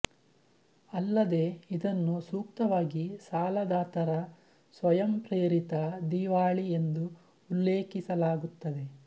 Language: Kannada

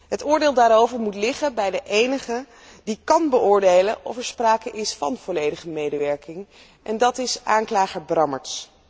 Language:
Dutch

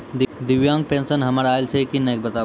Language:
Maithili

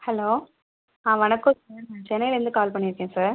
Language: Tamil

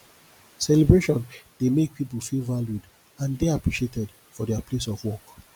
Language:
Nigerian Pidgin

